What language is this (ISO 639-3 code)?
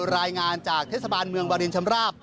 tha